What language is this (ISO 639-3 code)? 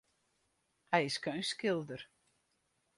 fry